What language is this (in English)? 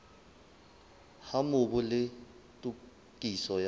Southern Sotho